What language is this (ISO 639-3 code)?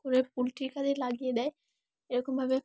ben